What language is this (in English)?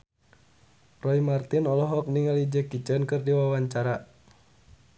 Sundanese